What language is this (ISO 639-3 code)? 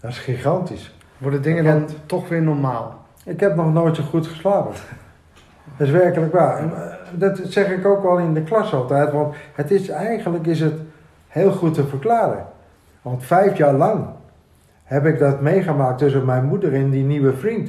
nld